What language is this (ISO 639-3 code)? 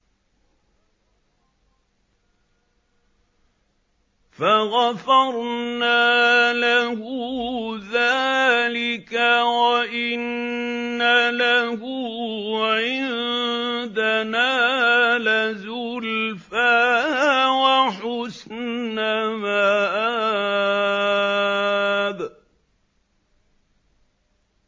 ara